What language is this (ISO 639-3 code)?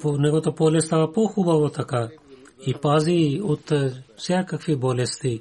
bul